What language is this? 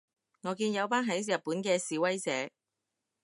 Cantonese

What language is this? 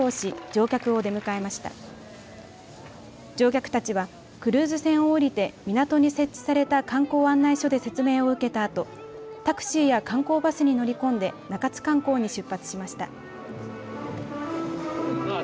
Japanese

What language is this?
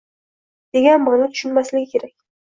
Uzbek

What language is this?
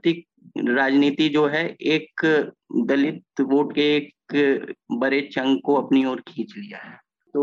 Hindi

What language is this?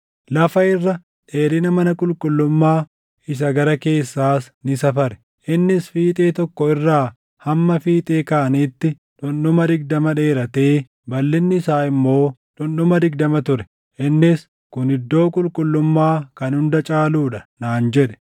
Oromo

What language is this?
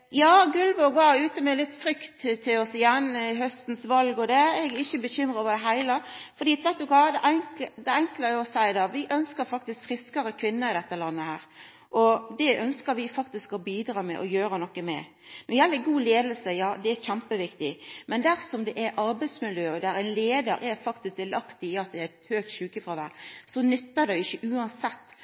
Norwegian Nynorsk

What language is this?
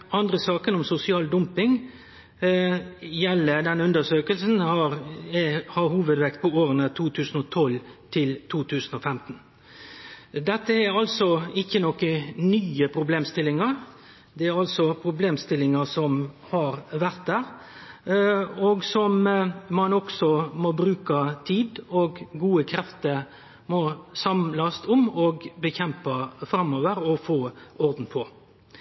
Norwegian Nynorsk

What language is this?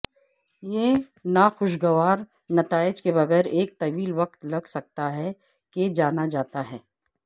Urdu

